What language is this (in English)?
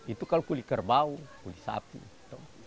Indonesian